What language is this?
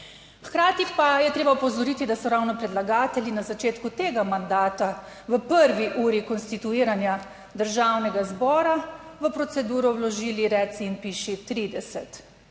Slovenian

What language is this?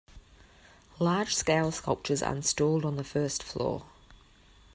English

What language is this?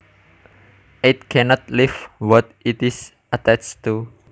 Javanese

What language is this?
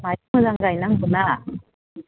Bodo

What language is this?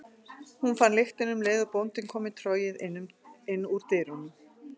Icelandic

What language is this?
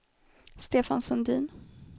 Swedish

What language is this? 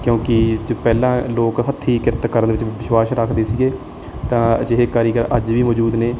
Punjabi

